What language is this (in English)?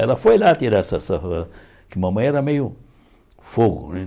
Portuguese